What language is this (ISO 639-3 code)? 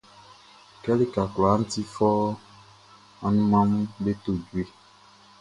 bci